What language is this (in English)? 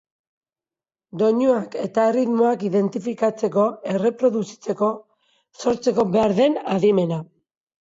Basque